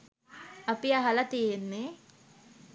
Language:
Sinhala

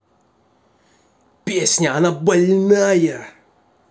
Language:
Russian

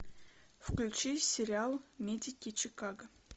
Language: Russian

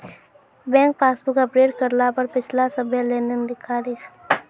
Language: Maithili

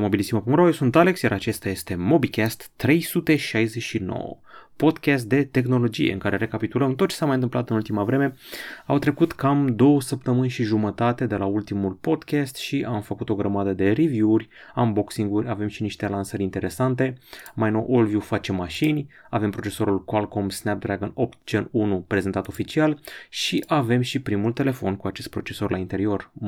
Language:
Romanian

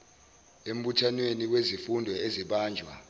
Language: Zulu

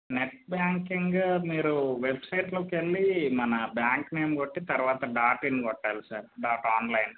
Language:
Telugu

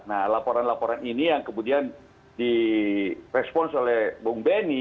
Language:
Indonesian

